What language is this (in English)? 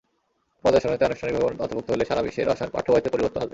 Bangla